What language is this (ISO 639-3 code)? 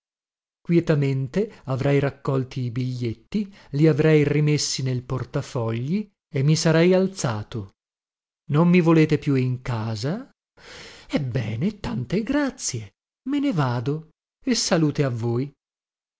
ita